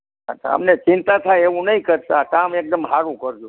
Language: Gujarati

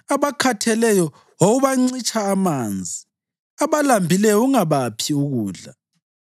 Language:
North Ndebele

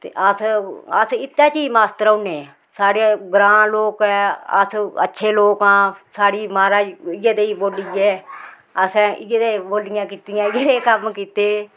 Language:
Dogri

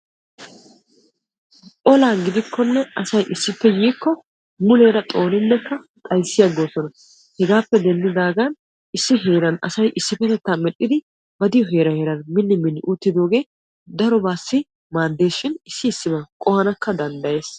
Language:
Wolaytta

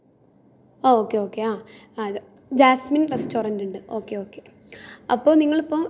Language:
Malayalam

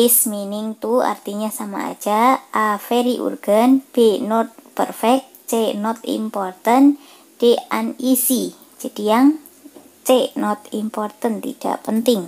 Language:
Indonesian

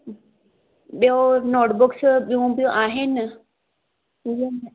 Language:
Sindhi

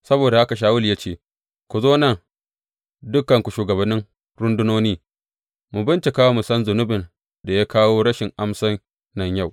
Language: Hausa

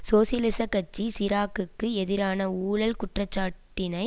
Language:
Tamil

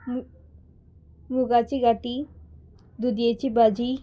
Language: Konkani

